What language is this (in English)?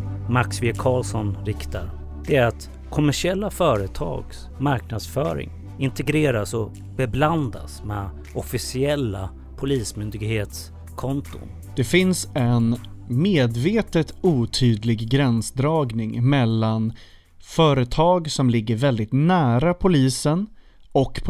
Swedish